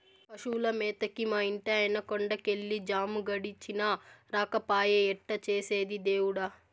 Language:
Telugu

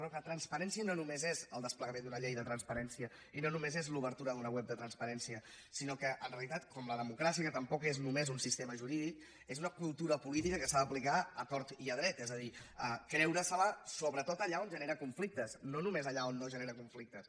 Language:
Catalan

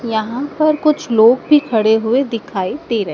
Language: Hindi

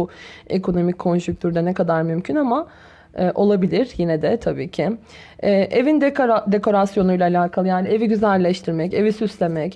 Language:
Turkish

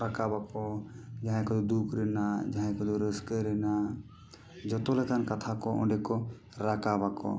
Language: Santali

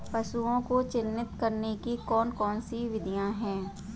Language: Hindi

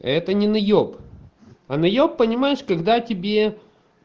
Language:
Russian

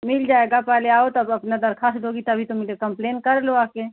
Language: Hindi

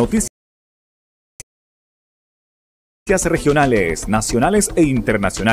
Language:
Spanish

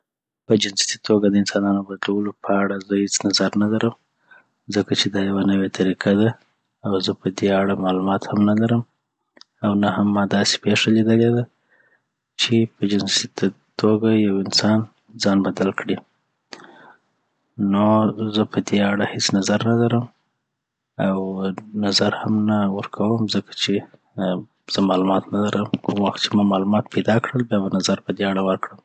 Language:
Southern Pashto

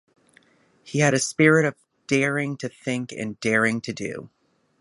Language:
English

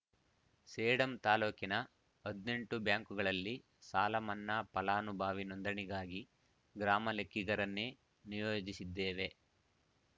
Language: Kannada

